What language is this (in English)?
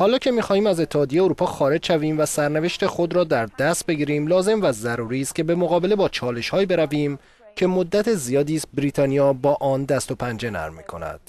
Persian